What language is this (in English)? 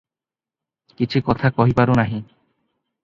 Odia